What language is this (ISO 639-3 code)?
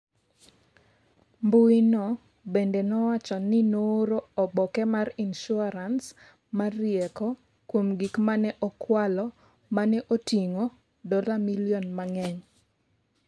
luo